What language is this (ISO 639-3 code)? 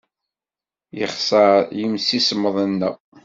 kab